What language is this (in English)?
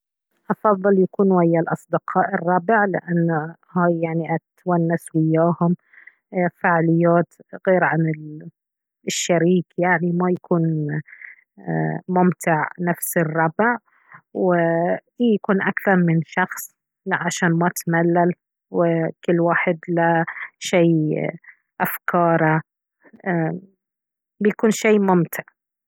Baharna Arabic